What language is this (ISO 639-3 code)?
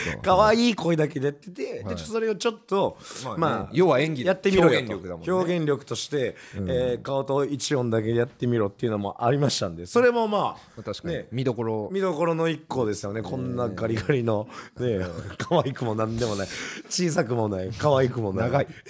jpn